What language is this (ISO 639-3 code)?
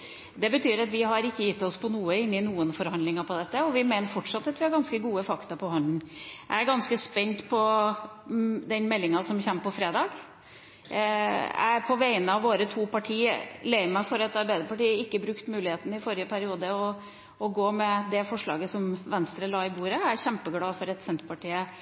nob